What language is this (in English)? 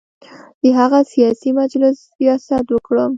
Pashto